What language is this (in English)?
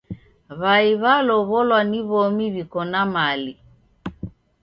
Taita